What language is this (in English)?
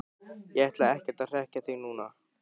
Icelandic